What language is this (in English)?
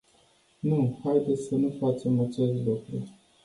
Romanian